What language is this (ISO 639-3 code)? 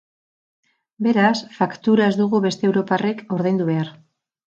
eus